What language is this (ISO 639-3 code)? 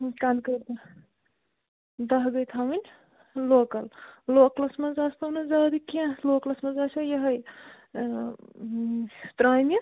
kas